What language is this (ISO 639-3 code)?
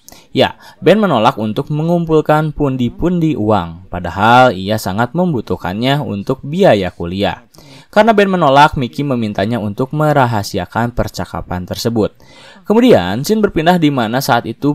ind